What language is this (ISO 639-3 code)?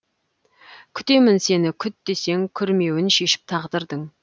kaz